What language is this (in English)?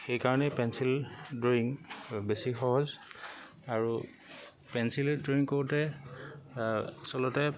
Assamese